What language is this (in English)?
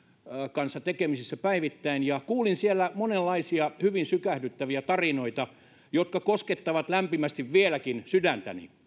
Finnish